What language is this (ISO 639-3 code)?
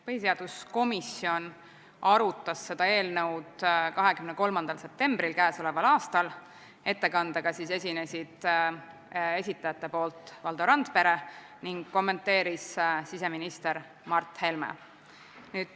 est